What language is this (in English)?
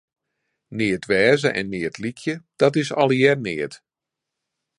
Western Frisian